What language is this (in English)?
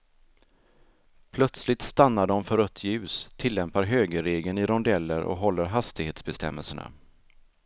Swedish